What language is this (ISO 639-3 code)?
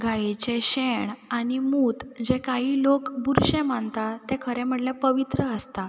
kok